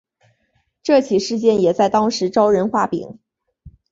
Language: Chinese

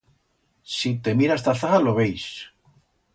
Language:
Aragonese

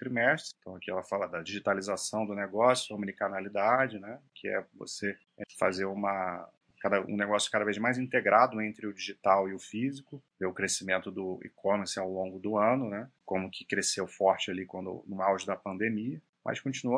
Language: Portuguese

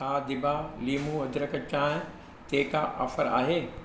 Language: Sindhi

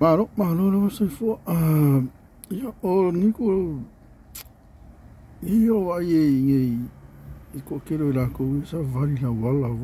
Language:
Arabic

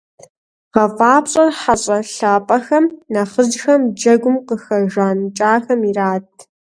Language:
Kabardian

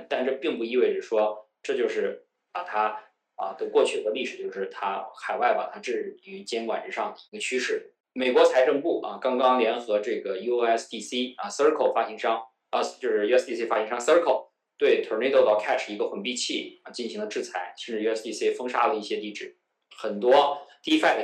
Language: Chinese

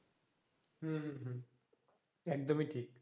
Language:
Bangla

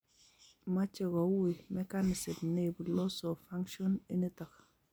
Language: Kalenjin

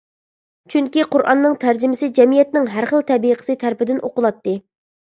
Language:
Uyghur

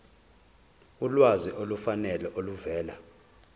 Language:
Zulu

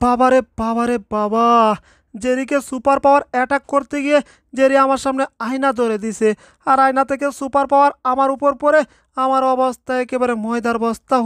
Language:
Turkish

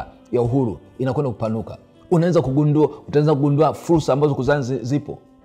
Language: Swahili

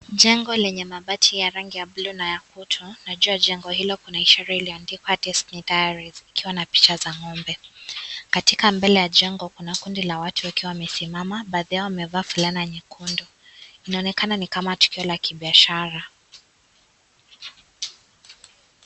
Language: Swahili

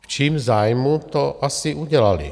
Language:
Czech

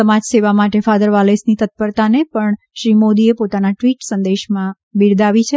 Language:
Gujarati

